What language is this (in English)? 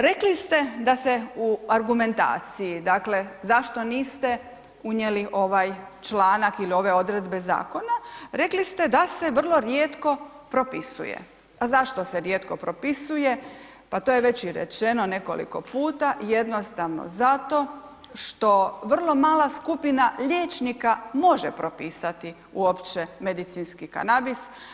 Croatian